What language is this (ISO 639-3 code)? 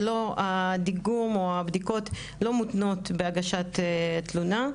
heb